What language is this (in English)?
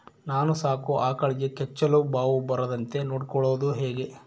Kannada